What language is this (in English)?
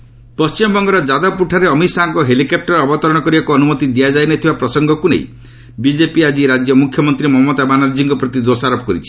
Odia